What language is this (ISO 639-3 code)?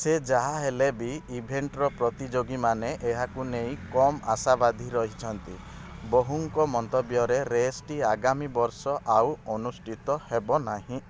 ori